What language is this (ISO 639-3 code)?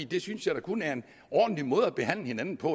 dan